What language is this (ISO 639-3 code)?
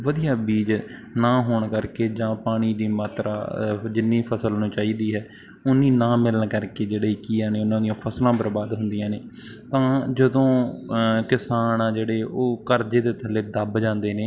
pan